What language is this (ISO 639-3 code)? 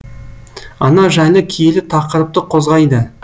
kaz